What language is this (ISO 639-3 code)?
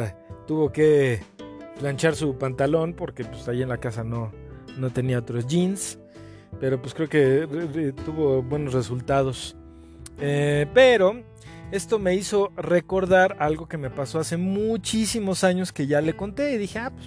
spa